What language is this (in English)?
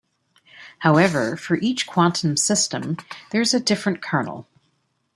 English